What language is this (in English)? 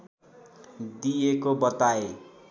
Nepali